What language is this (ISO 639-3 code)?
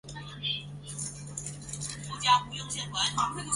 zho